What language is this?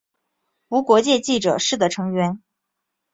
Chinese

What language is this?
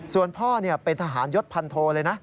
Thai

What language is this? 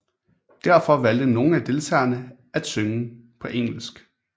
Danish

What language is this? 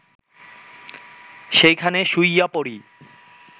Bangla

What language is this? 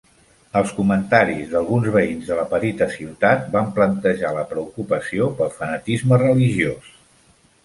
Catalan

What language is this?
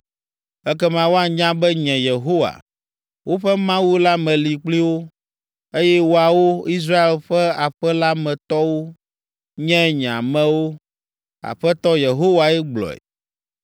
Ewe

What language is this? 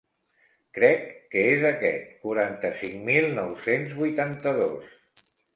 Catalan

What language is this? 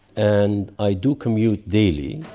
English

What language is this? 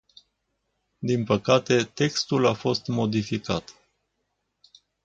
Romanian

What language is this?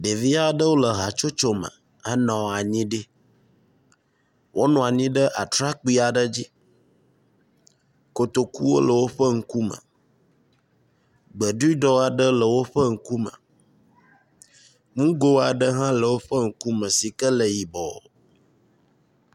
Ewe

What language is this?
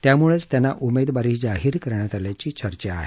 Marathi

